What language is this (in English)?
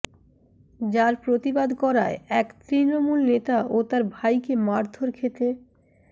Bangla